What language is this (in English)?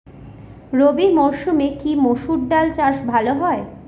Bangla